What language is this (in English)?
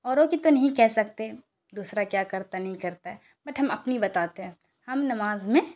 Urdu